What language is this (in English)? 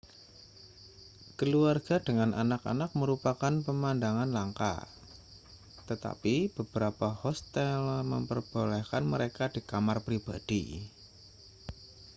Indonesian